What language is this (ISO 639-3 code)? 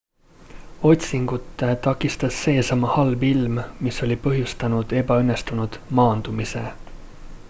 est